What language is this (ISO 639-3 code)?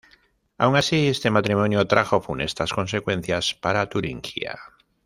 spa